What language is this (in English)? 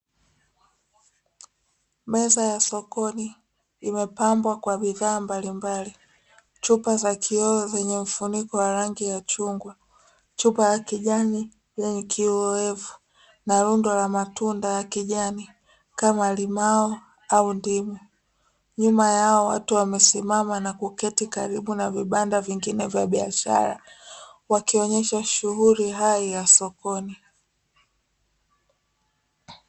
Swahili